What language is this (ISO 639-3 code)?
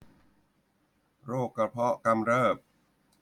tha